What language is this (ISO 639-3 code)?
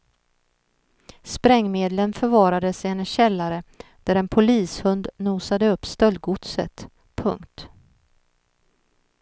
swe